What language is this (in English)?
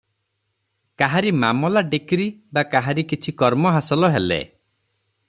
Odia